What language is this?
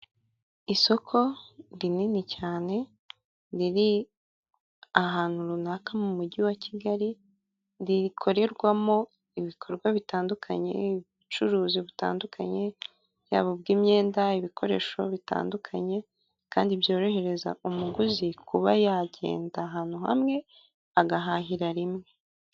Kinyarwanda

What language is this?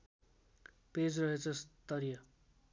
Nepali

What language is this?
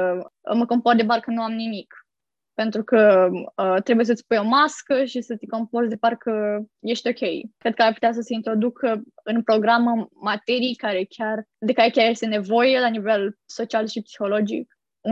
Romanian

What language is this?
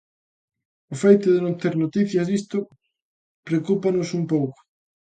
Galician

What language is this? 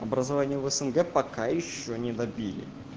Russian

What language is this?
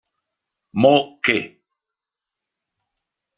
Italian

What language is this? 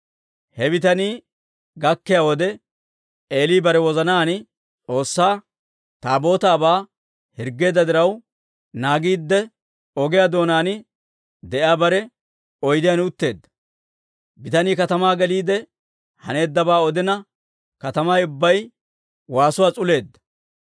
Dawro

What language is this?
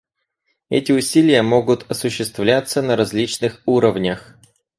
Russian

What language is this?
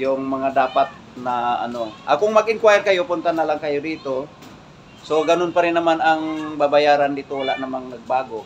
Filipino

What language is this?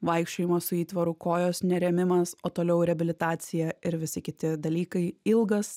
Lithuanian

